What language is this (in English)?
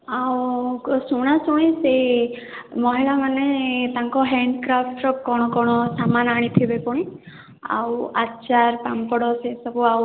Odia